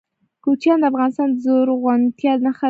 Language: Pashto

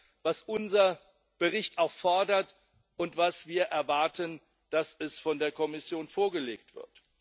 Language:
German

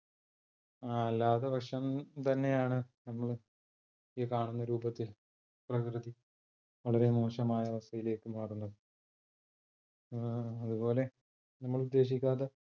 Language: Malayalam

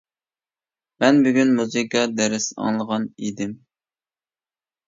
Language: Uyghur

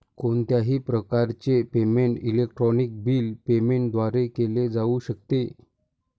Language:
Marathi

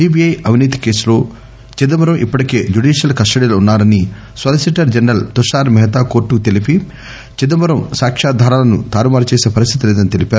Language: Telugu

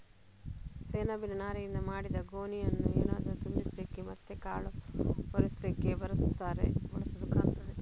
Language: Kannada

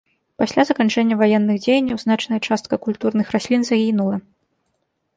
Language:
Belarusian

